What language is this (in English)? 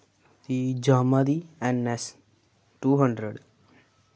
Dogri